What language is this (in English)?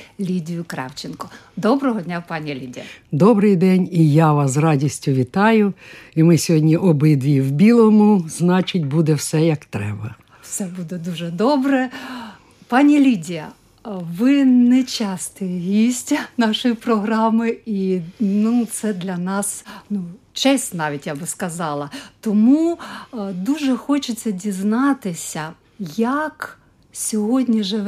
Ukrainian